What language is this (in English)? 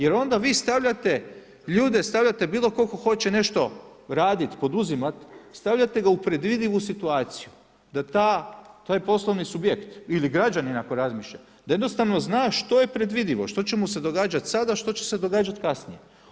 Croatian